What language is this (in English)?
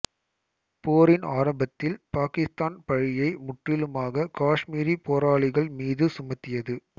Tamil